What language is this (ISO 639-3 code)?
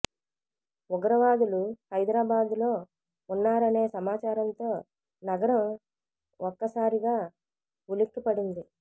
tel